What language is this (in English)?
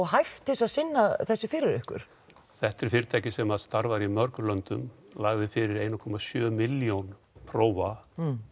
Icelandic